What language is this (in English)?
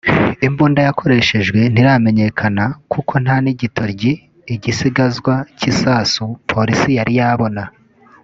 Kinyarwanda